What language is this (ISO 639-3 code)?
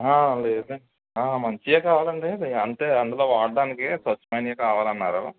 tel